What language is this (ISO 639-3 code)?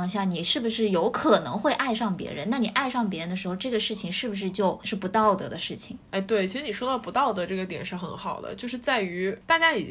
zho